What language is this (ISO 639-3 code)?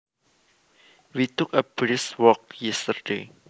jav